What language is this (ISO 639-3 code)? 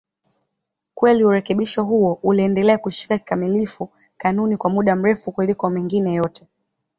swa